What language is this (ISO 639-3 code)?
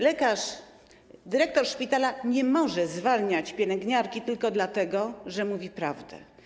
pol